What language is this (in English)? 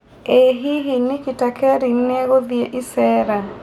Kikuyu